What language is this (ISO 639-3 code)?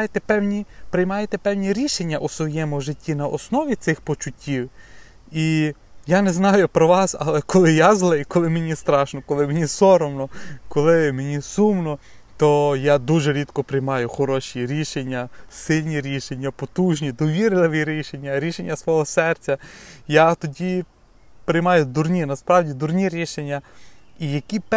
ukr